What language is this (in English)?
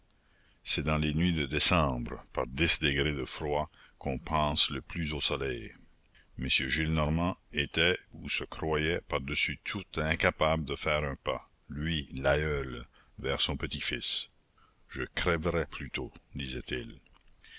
French